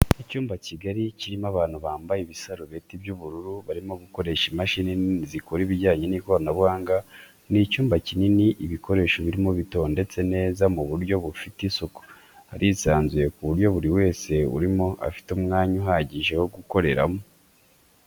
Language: Kinyarwanda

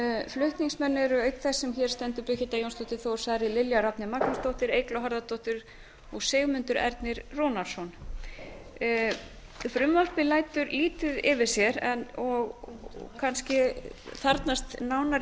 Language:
Icelandic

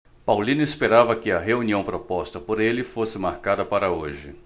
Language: Portuguese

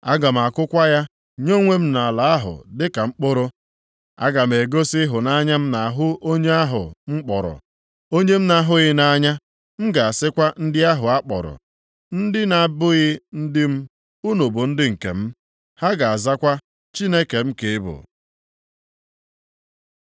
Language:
Igbo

